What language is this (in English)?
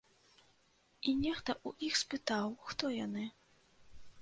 Belarusian